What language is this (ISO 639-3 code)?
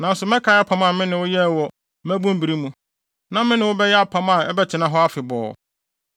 aka